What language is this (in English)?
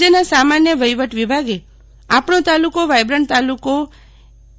Gujarati